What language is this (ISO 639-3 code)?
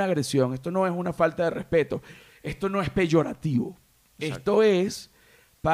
spa